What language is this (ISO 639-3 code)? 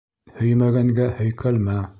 bak